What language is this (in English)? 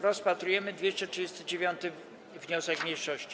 Polish